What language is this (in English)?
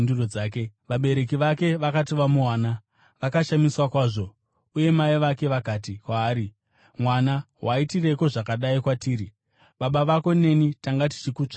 Shona